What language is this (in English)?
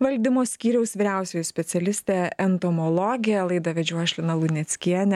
Lithuanian